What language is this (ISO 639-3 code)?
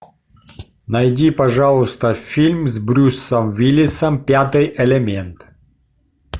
rus